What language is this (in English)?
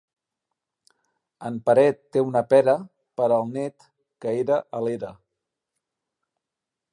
Catalan